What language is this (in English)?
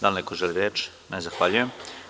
Serbian